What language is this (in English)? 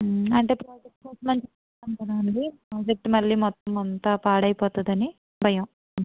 Telugu